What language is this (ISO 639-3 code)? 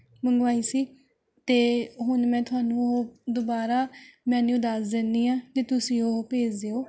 pan